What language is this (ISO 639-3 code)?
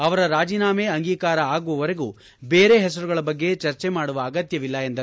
kan